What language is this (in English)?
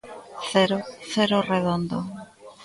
Galician